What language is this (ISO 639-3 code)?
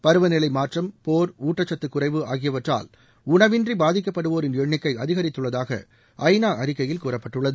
tam